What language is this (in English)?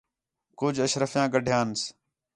Khetrani